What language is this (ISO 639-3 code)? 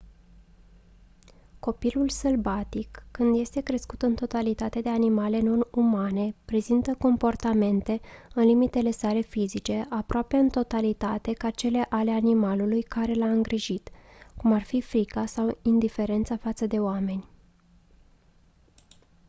ron